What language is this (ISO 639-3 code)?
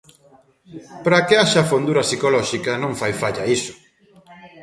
glg